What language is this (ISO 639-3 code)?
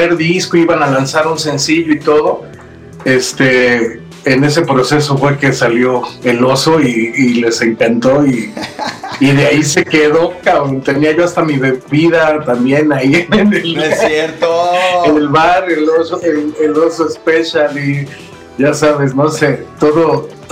spa